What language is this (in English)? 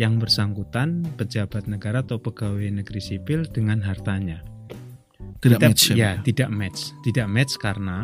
Indonesian